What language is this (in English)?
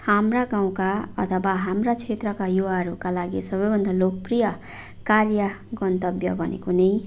Nepali